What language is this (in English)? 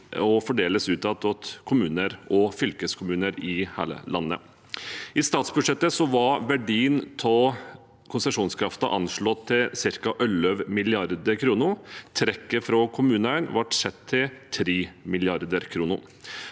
Norwegian